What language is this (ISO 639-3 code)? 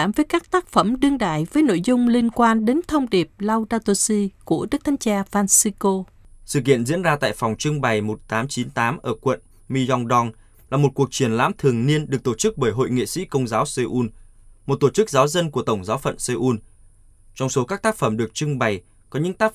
vie